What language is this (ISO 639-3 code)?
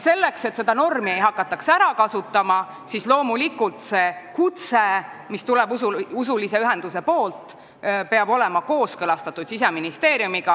est